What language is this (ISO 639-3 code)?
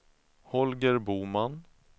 swe